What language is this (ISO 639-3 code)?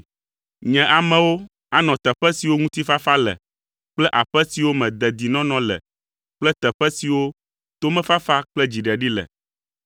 ewe